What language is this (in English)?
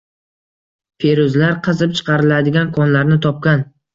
Uzbek